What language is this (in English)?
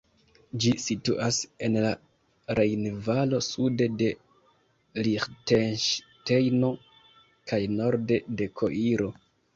Esperanto